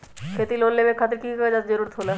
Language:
Magahi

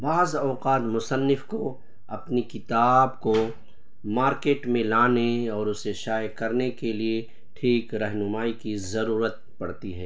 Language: Urdu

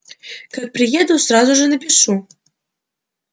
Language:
Russian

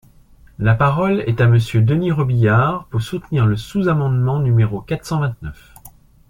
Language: French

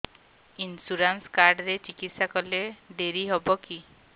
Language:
Odia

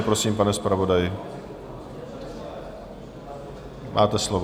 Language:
Czech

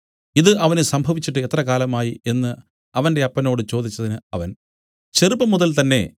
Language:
Malayalam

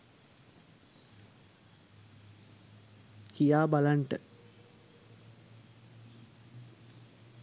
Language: Sinhala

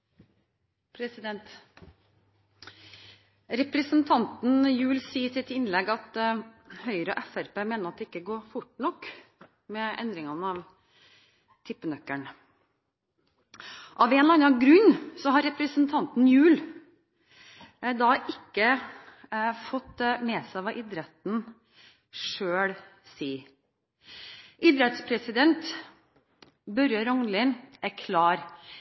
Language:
Norwegian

